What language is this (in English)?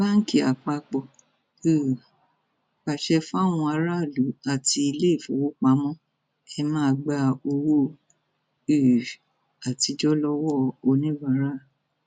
Yoruba